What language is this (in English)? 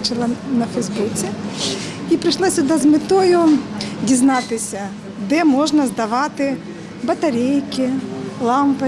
Ukrainian